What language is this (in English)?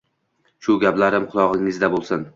Uzbek